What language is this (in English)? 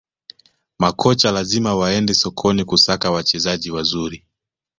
Swahili